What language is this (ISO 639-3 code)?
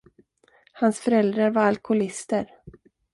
swe